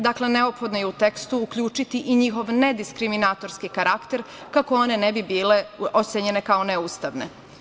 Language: Serbian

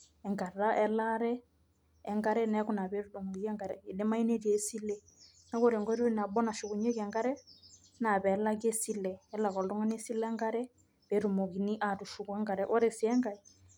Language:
Masai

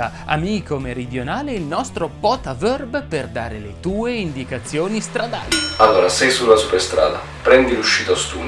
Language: Italian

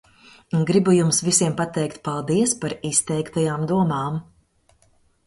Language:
Latvian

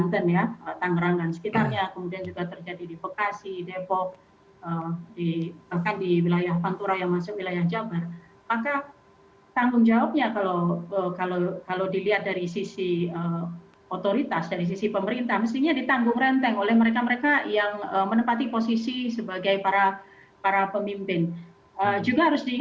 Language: Indonesian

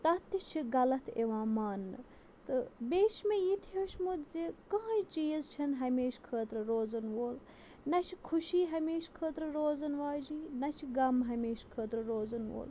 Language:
Kashmiri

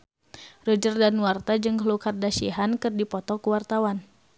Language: Sundanese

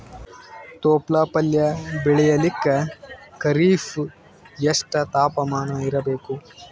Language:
Kannada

